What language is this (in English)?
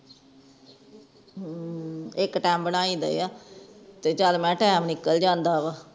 Punjabi